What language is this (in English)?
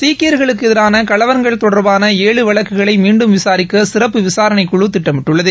Tamil